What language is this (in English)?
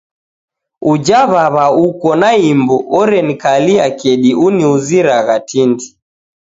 Taita